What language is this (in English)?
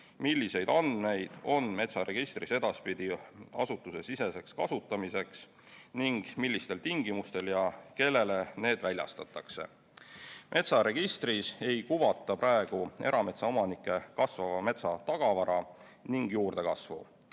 Estonian